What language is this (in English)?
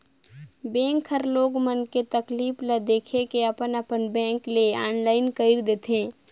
Chhattisgarhi